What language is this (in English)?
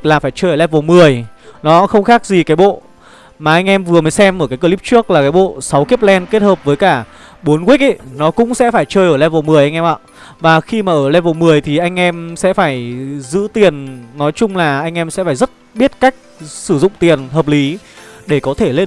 Vietnamese